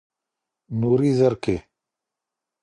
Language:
Pashto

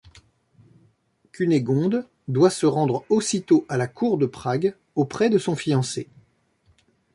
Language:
French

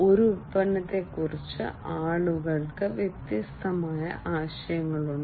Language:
Malayalam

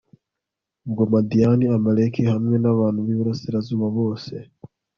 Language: Kinyarwanda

